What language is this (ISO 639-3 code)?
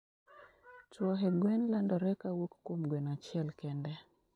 luo